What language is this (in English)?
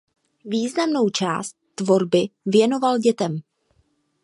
Czech